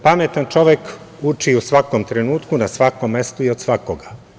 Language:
Serbian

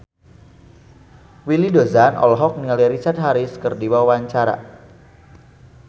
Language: Sundanese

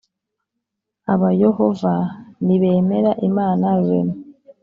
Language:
Kinyarwanda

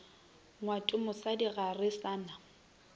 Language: Northern Sotho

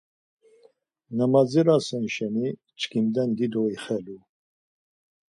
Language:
Laz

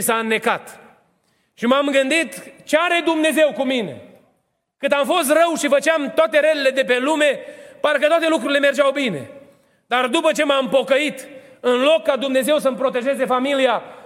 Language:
Romanian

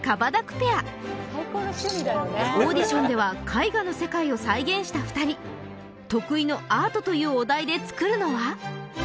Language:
Japanese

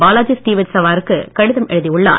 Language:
Tamil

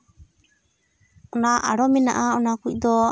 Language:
Santali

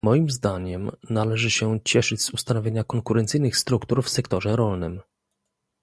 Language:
Polish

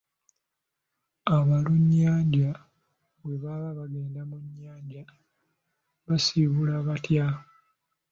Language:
Ganda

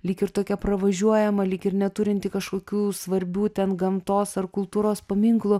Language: Lithuanian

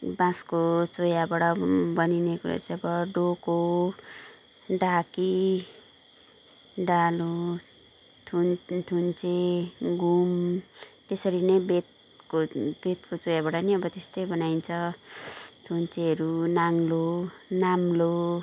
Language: Nepali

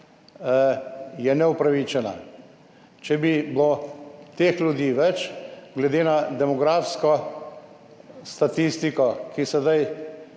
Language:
Slovenian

